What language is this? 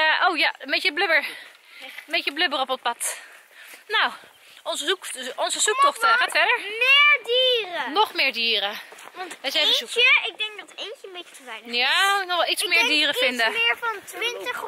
Dutch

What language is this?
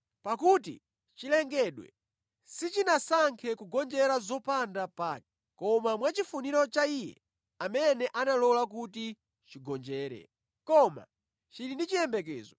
Nyanja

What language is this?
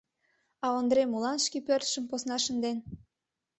Mari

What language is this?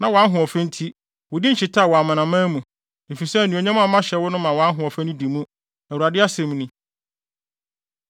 Akan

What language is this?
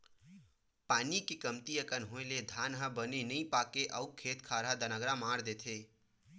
Chhattisgarhi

